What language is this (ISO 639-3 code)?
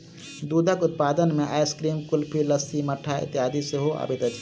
mai